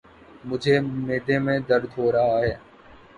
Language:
Urdu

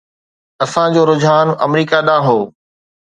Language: Sindhi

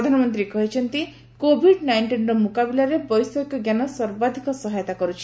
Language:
Odia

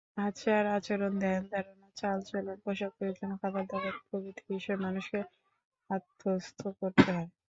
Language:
Bangla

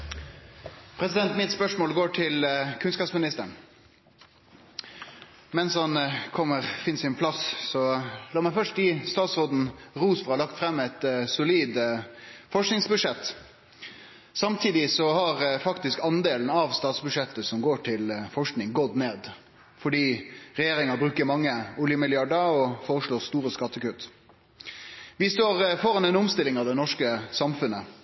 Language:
Norwegian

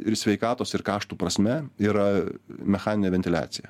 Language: Lithuanian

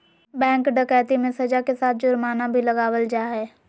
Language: Magahi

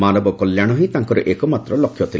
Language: Odia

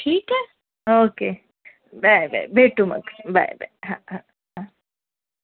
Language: Marathi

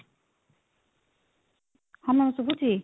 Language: Odia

